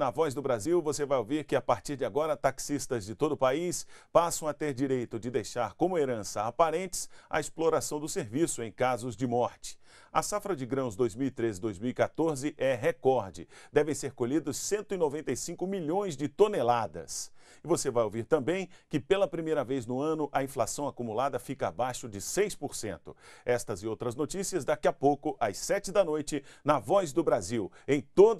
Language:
Portuguese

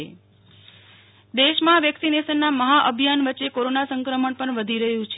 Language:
Gujarati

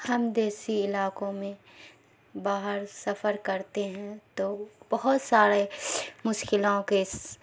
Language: Urdu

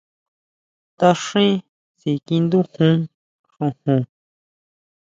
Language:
Huautla Mazatec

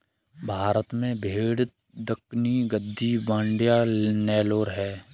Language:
Hindi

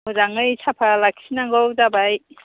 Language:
Bodo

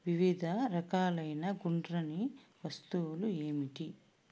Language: Telugu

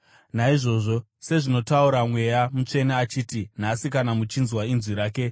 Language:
Shona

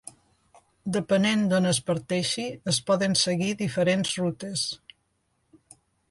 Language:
Catalan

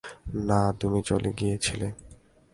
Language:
Bangla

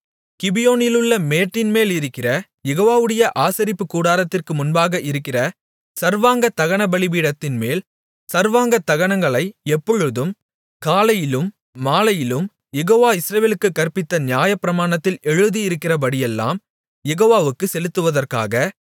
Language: Tamil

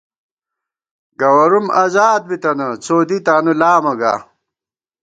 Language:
Gawar-Bati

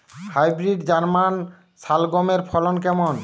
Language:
Bangla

